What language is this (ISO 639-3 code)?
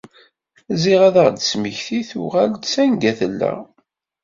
kab